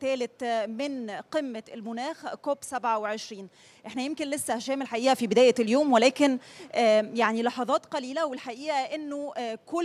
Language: Arabic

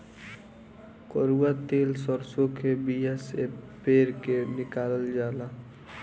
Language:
Bhojpuri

